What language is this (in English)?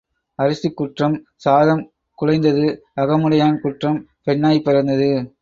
Tamil